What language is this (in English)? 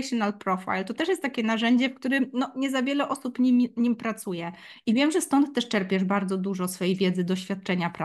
Polish